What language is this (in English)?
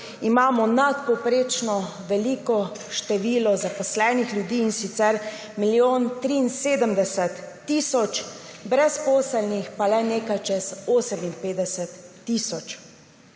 Slovenian